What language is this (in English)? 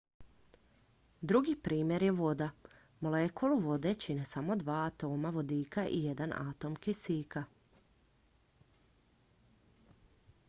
Croatian